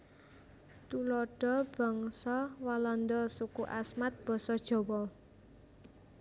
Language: Javanese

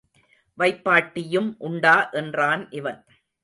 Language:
Tamil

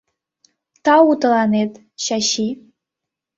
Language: Mari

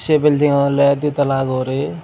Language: Chakma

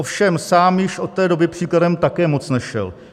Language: Czech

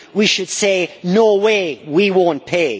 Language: English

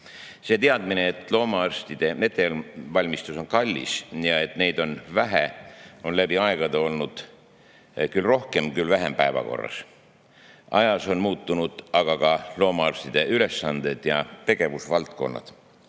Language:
Estonian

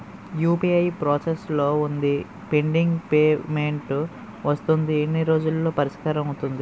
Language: Telugu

